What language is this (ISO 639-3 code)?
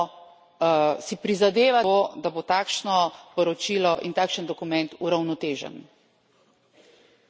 slv